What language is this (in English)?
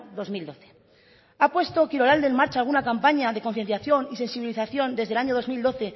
Spanish